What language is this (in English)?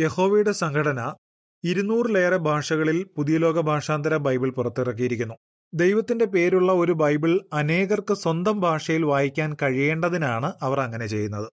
Malayalam